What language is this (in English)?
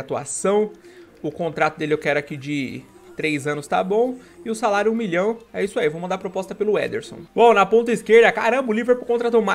Portuguese